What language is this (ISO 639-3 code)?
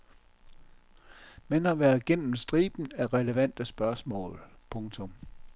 dan